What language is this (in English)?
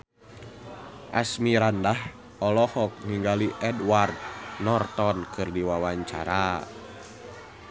Sundanese